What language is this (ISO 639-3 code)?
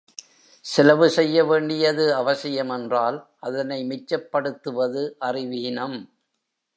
tam